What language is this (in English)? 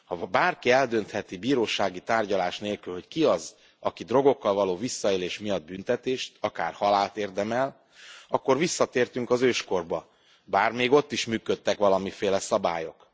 Hungarian